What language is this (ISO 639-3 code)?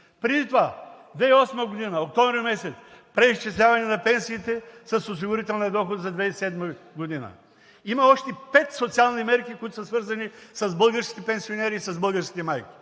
bul